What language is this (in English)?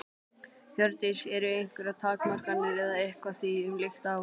Icelandic